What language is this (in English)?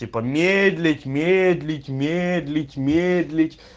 Russian